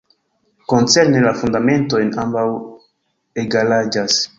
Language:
Esperanto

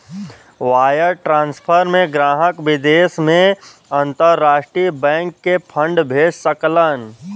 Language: Bhojpuri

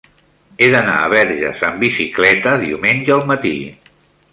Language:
Catalan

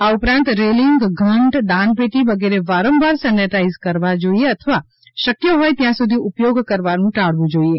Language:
Gujarati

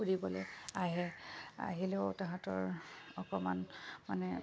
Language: Assamese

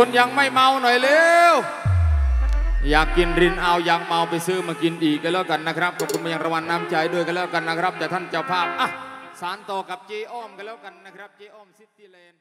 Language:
Thai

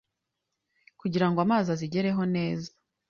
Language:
Kinyarwanda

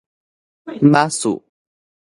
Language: Min Nan Chinese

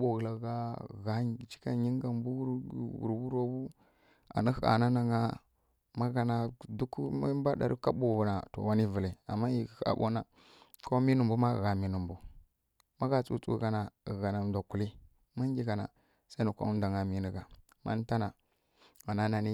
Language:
Kirya-Konzəl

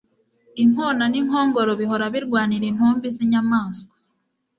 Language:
Kinyarwanda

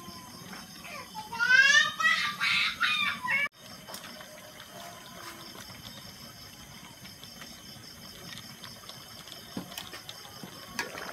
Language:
Thai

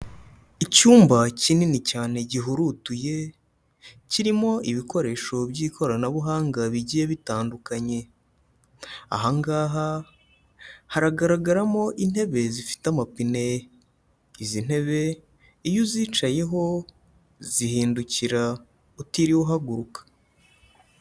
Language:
Kinyarwanda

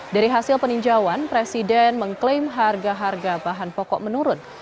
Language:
Indonesian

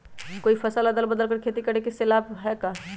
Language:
Magahi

